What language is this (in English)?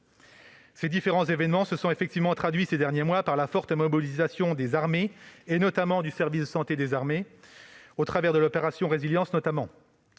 French